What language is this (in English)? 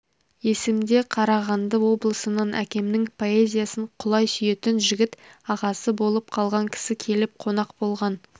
Kazakh